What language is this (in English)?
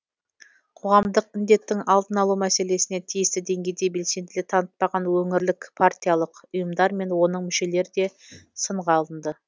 Kazakh